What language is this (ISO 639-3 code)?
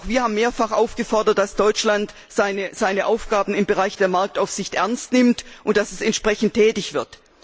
deu